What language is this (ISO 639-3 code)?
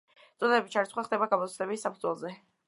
kat